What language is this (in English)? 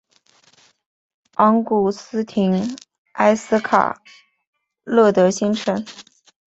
Chinese